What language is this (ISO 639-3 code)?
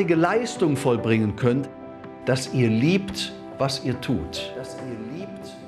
deu